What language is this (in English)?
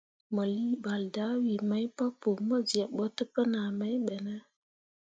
Mundang